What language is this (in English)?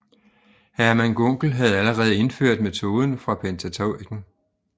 Danish